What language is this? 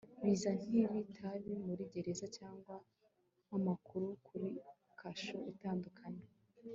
Kinyarwanda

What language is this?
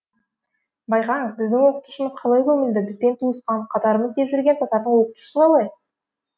Kazakh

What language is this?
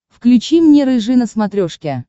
Russian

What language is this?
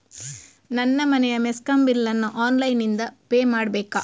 Kannada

